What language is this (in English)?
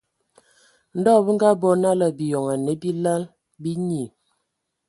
Ewondo